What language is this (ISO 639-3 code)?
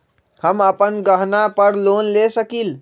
mag